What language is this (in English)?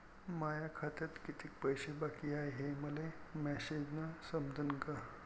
Marathi